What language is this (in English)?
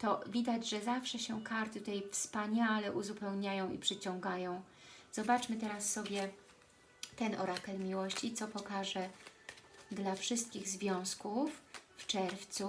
Polish